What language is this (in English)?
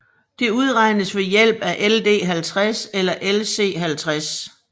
Danish